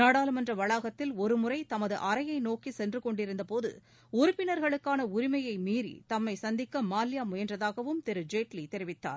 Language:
Tamil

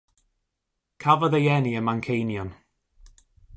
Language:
Welsh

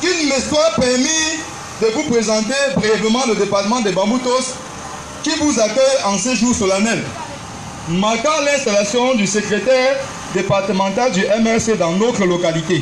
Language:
French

